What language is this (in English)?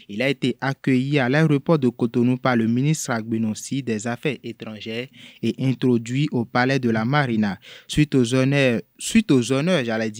French